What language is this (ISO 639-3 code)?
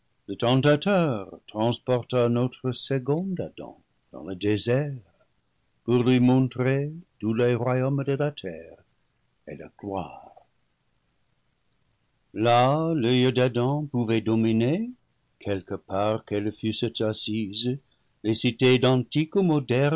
fra